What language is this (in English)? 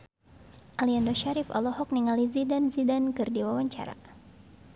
Sundanese